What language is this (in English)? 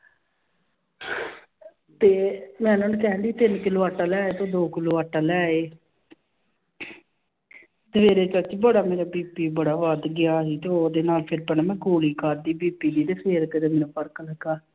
Punjabi